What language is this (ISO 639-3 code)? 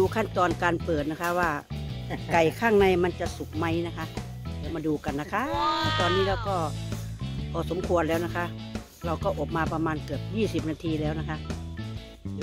tha